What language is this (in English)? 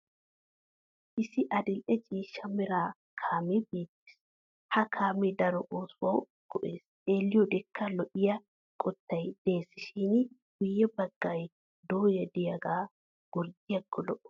Wolaytta